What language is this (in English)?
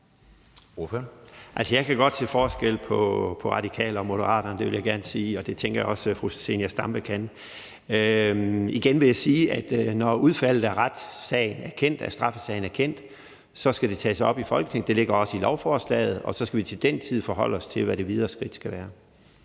Danish